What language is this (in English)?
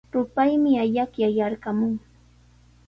Sihuas Ancash Quechua